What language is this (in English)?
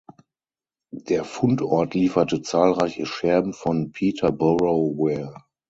German